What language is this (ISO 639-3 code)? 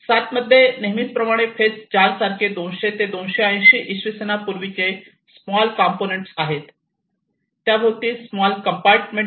mar